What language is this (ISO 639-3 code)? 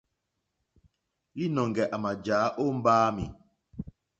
bri